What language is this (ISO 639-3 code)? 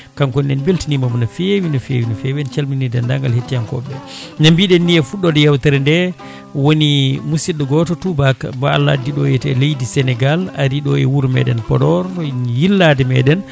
ful